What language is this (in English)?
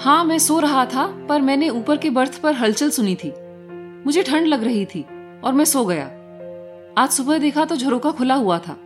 Hindi